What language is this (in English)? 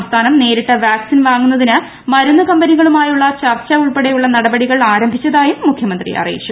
Malayalam